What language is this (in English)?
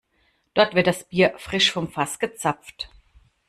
German